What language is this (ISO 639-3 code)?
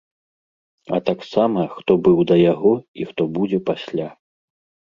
bel